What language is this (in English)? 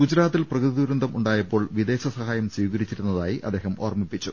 Malayalam